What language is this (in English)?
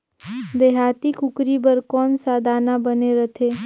Chhattisgarhi